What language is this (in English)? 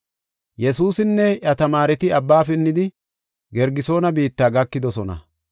Gofa